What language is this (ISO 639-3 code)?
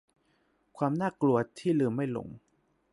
tha